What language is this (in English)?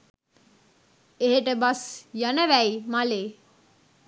Sinhala